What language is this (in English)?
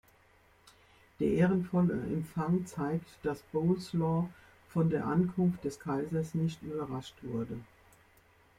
German